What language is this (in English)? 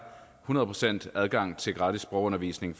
Danish